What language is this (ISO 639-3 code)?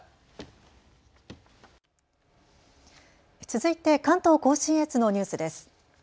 jpn